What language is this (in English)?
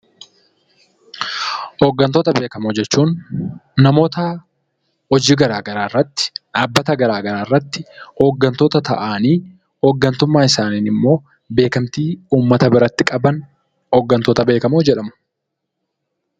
Oromo